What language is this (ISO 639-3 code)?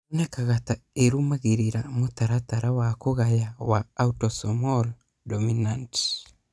kik